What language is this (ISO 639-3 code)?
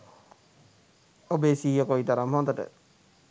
sin